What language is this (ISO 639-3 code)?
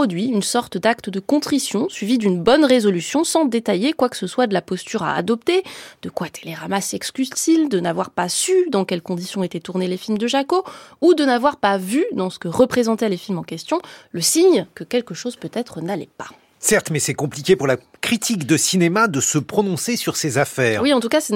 fra